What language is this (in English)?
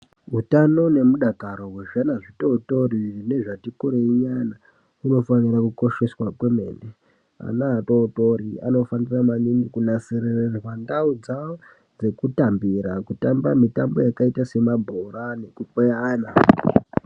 Ndau